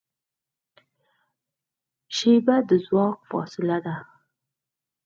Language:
Pashto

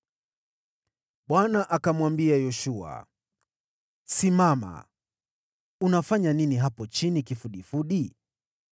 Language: Swahili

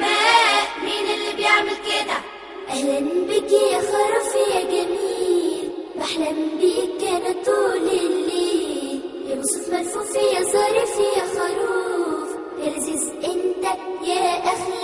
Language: Arabic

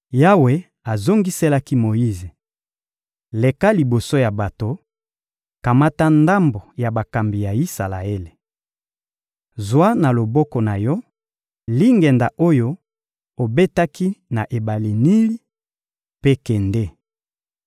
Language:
Lingala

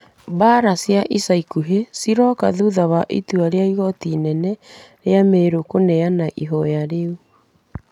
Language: Kikuyu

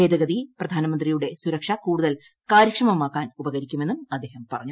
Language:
Malayalam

